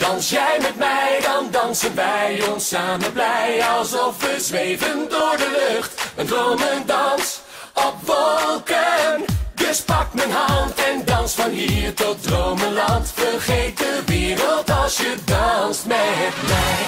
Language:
Dutch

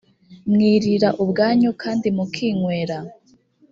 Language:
Kinyarwanda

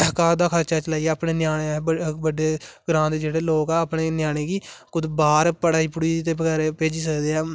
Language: Dogri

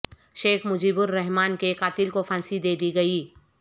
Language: Urdu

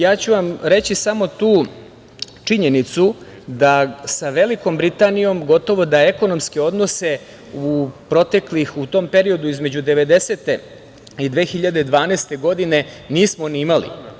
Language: Serbian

